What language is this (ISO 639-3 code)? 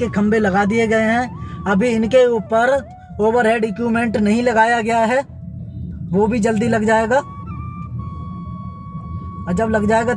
hin